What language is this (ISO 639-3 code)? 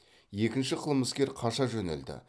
kaz